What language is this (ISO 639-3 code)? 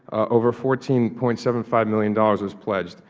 eng